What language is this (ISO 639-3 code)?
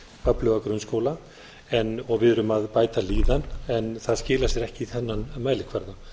isl